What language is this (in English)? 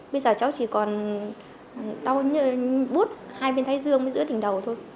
Vietnamese